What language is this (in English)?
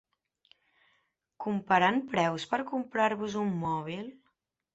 Catalan